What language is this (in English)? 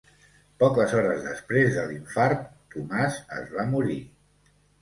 Catalan